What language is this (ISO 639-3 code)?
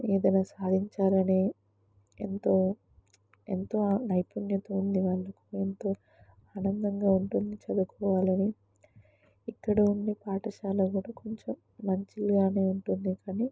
tel